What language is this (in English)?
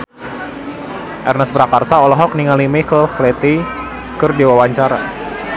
Sundanese